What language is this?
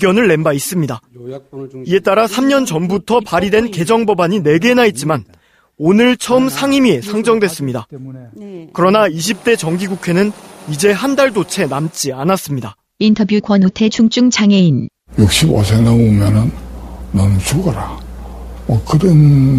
Korean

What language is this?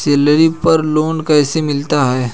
Hindi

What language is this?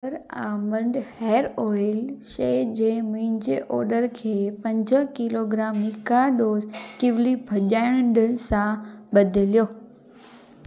Sindhi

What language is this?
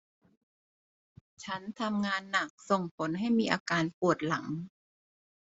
Thai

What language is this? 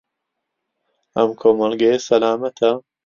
Central Kurdish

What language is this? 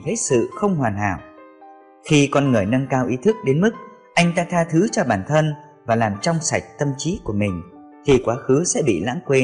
Vietnamese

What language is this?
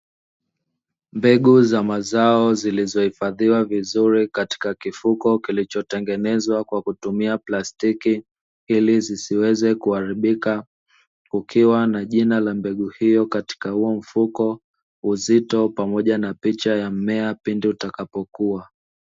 Swahili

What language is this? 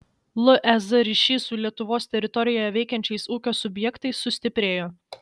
Lithuanian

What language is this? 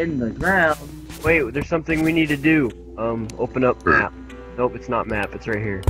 English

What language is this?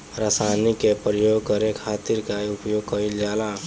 Bhojpuri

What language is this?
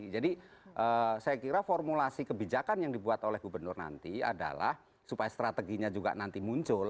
Indonesian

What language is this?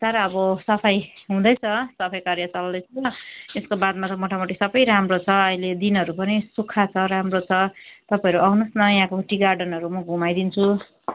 Nepali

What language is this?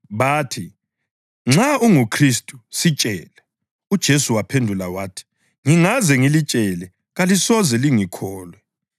North Ndebele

